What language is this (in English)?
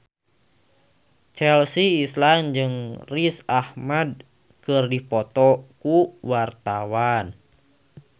Sundanese